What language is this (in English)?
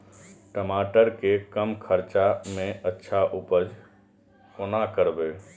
Maithili